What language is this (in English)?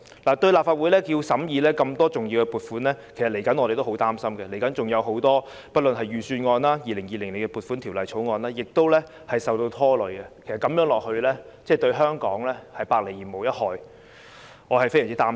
Cantonese